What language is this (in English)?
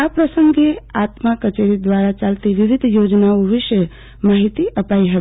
Gujarati